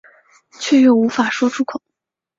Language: Chinese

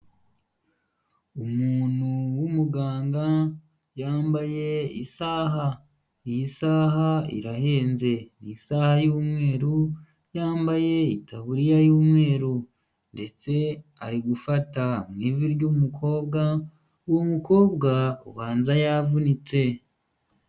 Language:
Kinyarwanda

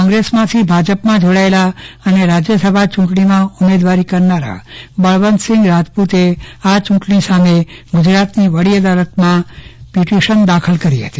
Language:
Gujarati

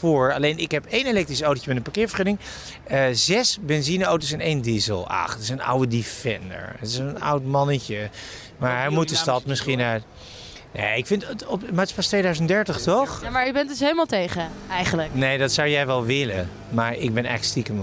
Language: Dutch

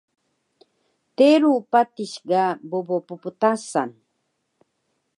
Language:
Taroko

